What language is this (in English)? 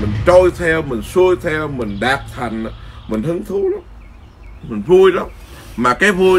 Vietnamese